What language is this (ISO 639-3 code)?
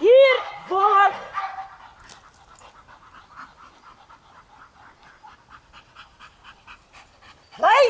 nld